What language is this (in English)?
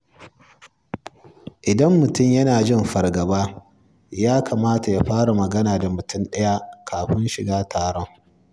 Hausa